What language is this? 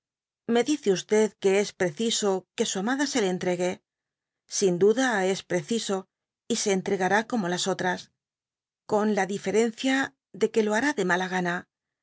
Spanish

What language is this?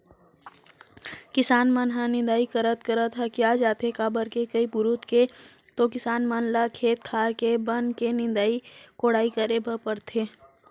Chhattisgarhi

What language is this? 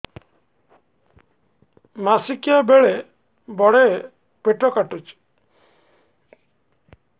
Odia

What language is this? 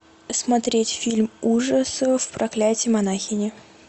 Russian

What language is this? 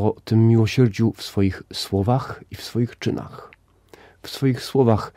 Polish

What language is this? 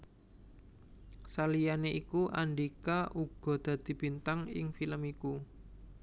Javanese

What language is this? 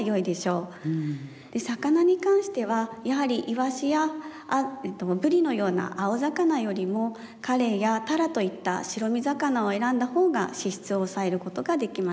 Japanese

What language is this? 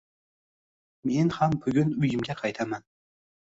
Uzbek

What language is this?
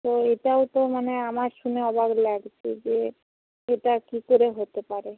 Bangla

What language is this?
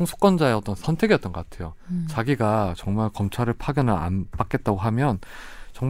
Korean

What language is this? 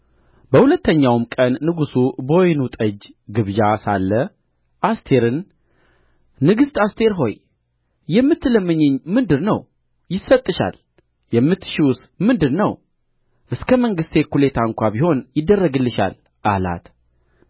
Amharic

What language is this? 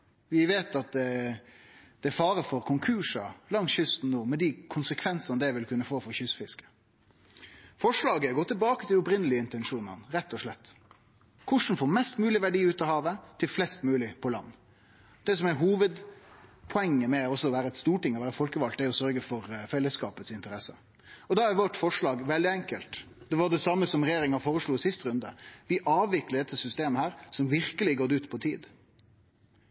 Norwegian Nynorsk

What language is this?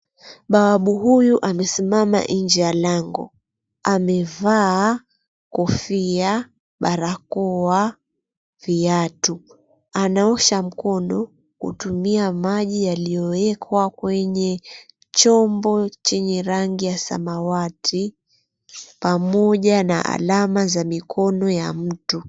Swahili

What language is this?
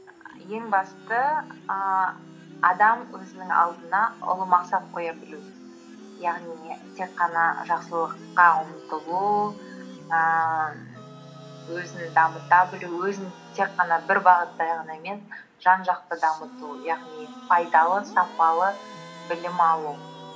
Kazakh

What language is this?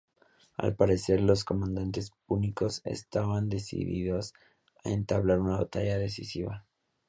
Spanish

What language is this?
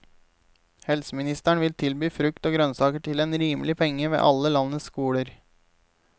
Norwegian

